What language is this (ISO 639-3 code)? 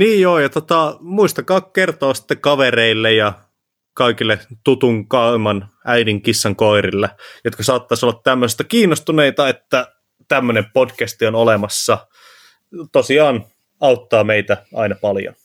fin